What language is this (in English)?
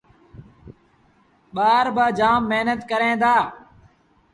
Sindhi Bhil